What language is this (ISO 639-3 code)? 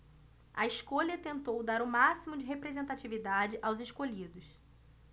por